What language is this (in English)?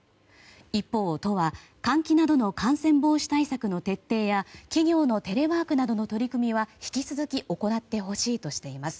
Japanese